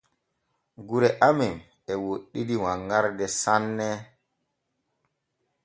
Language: Borgu Fulfulde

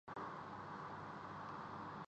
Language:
Urdu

